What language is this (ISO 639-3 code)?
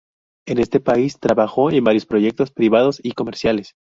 spa